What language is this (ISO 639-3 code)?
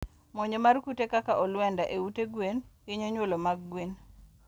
luo